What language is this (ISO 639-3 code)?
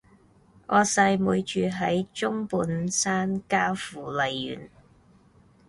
yue